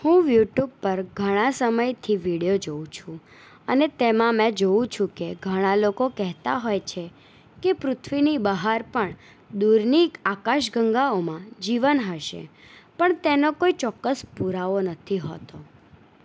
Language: Gujarati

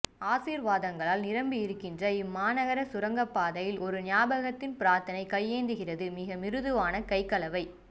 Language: Tamil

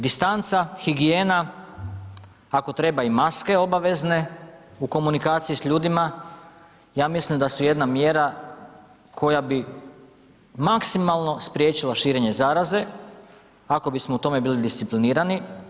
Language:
Croatian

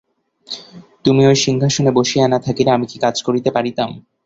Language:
Bangla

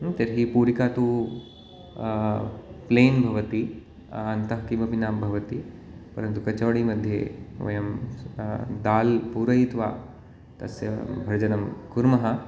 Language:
Sanskrit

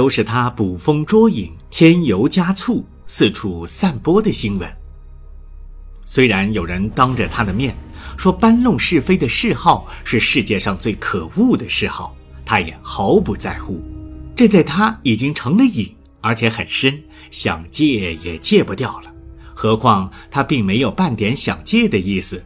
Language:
Chinese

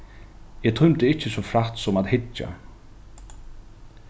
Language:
Faroese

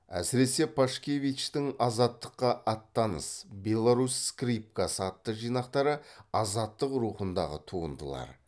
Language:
Kazakh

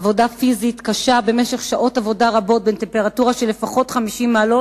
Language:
Hebrew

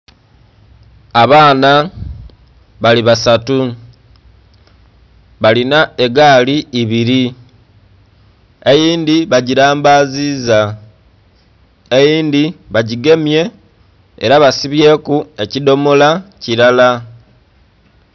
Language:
Soga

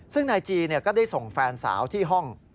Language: Thai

